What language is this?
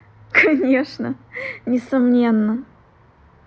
Russian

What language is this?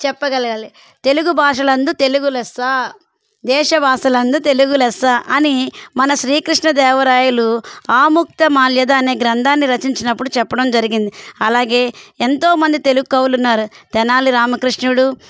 Telugu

